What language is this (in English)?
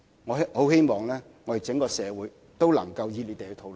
Cantonese